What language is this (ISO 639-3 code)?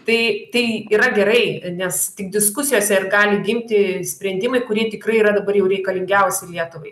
lit